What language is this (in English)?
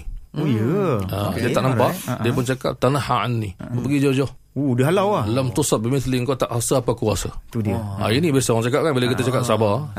Malay